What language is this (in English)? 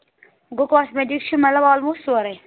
Kashmiri